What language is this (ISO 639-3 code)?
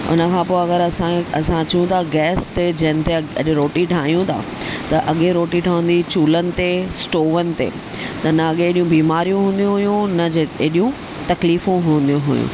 snd